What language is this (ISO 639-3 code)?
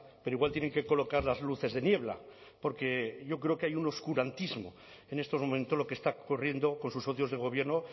spa